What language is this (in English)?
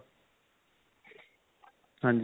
Punjabi